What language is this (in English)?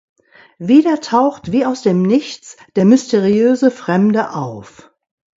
German